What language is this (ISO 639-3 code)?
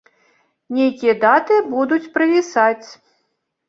bel